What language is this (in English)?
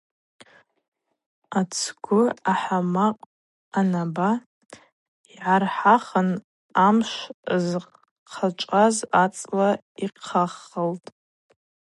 Abaza